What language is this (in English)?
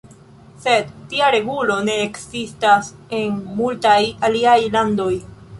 Esperanto